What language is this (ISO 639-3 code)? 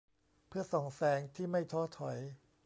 tha